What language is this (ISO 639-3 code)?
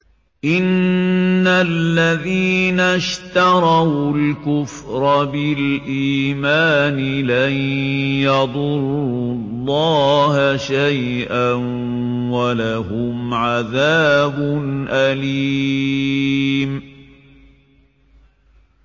ara